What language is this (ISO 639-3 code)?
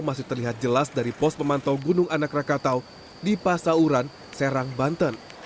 ind